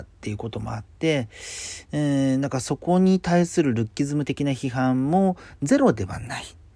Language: Japanese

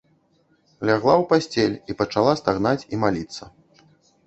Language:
Belarusian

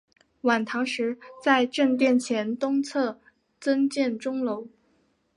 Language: Chinese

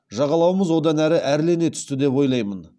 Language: Kazakh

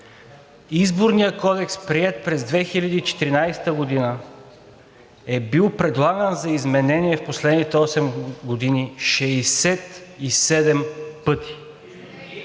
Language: Bulgarian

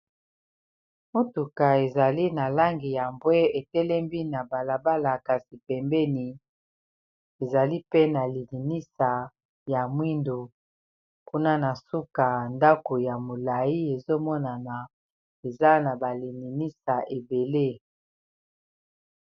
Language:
Lingala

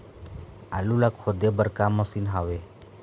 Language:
Chhattisgarhi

